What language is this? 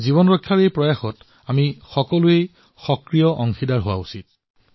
Assamese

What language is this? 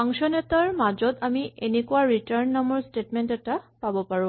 Assamese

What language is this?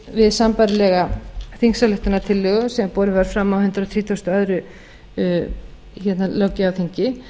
Icelandic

